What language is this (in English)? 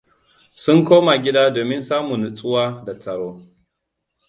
Hausa